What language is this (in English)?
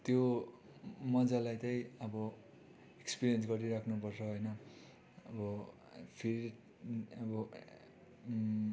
Nepali